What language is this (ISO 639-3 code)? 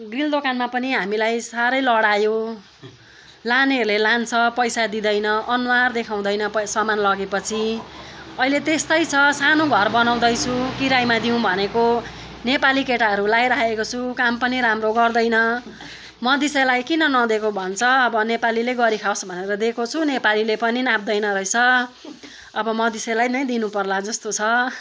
nep